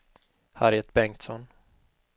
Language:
Swedish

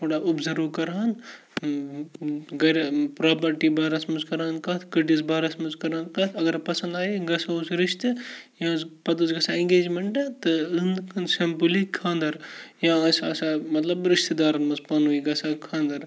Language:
Kashmiri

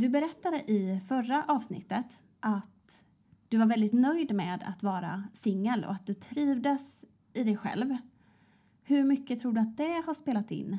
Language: Swedish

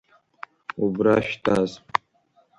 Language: Abkhazian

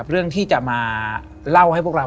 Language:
Thai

